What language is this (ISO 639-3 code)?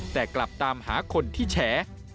tha